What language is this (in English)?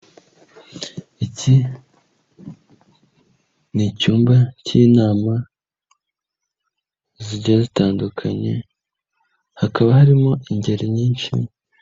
Kinyarwanda